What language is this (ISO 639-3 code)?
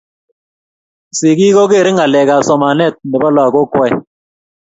kln